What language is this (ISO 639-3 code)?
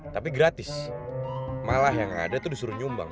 ind